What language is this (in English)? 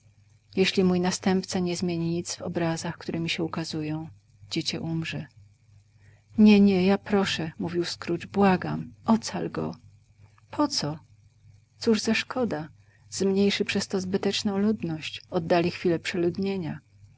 Polish